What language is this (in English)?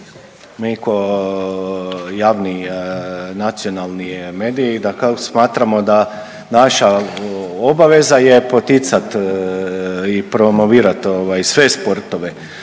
Croatian